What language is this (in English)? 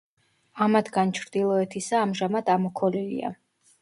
Georgian